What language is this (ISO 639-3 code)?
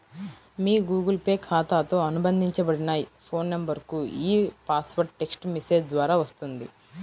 tel